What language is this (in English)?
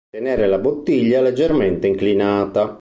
Italian